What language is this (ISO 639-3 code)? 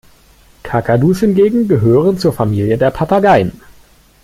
deu